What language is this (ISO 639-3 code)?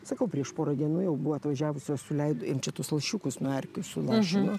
lit